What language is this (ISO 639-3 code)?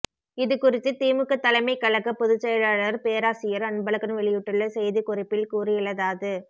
tam